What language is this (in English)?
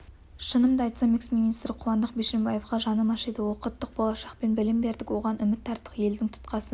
Kazakh